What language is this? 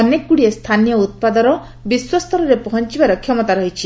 Odia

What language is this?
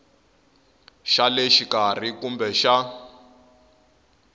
Tsonga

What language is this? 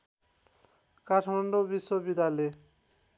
Nepali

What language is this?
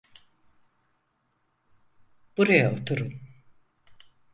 Turkish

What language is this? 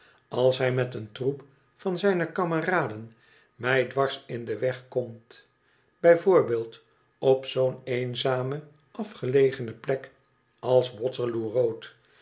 Dutch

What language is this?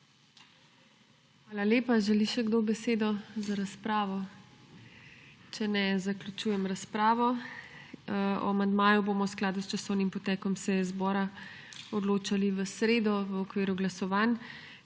Slovenian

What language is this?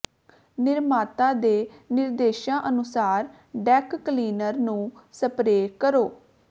Punjabi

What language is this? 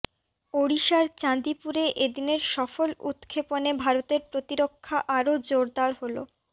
Bangla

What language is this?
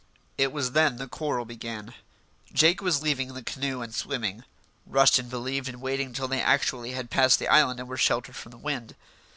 English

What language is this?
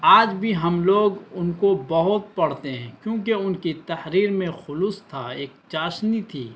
Urdu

